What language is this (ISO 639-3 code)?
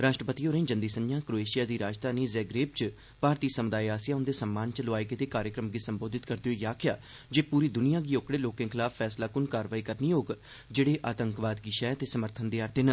doi